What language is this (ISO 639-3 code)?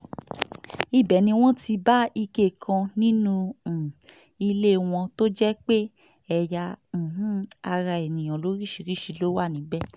yor